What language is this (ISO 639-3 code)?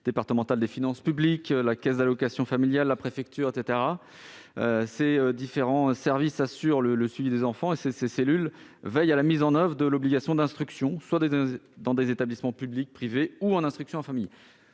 fra